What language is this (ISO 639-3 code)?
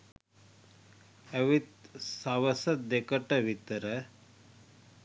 sin